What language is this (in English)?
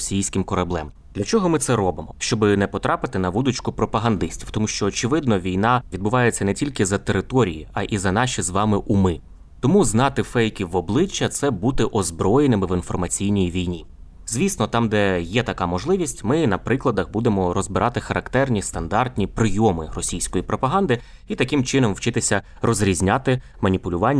Ukrainian